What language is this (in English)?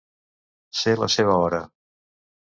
Catalan